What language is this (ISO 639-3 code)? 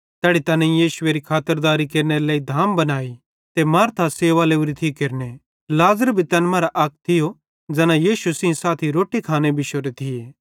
bhd